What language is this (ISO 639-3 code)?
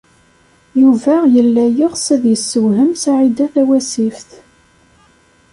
kab